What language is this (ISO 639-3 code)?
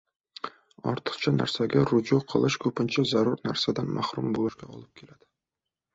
uzb